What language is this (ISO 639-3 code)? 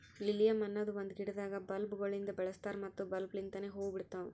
kan